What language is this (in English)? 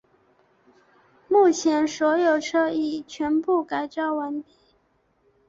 Chinese